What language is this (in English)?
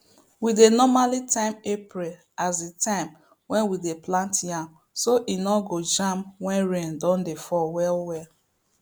Nigerian Pidgin